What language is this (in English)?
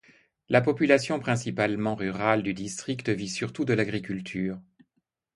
French